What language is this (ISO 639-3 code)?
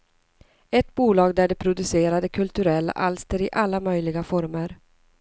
swe